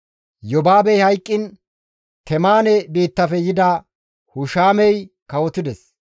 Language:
Gamo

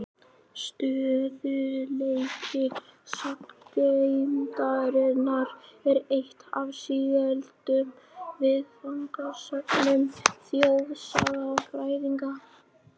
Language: Icelandic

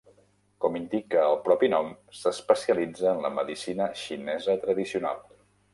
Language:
Catalan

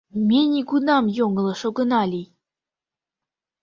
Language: Mari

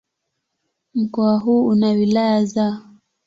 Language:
Swahili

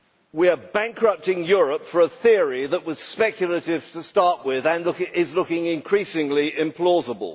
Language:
English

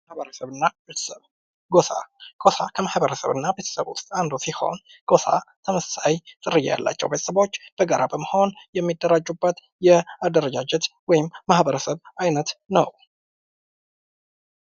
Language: Amharic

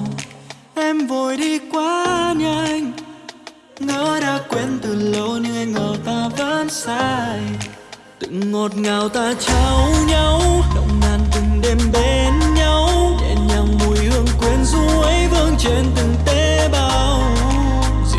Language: Vietnamese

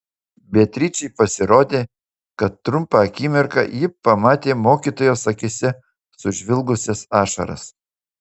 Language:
Lithuanian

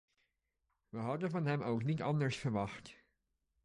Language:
Dutch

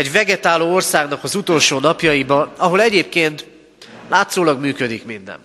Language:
Hungarian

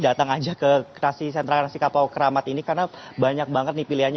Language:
Indonesian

